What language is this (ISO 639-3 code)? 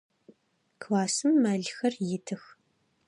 ady